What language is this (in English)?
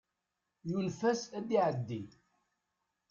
Kabyle